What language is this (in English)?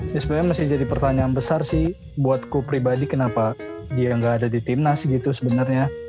Indonesian